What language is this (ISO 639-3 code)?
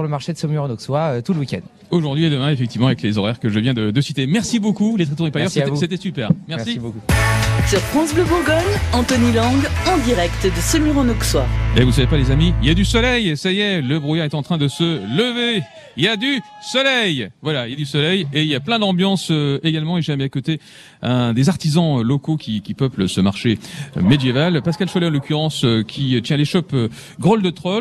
fra